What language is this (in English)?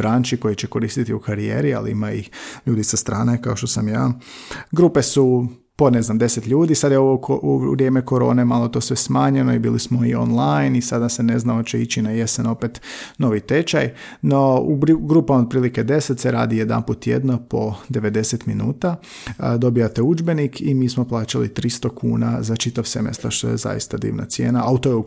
Croatian